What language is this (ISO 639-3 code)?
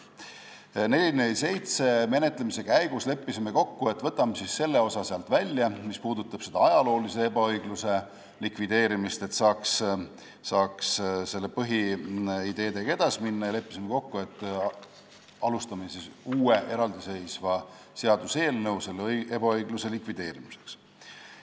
est